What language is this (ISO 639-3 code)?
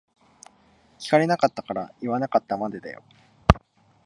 jpn